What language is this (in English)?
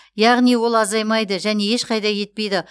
Kazakh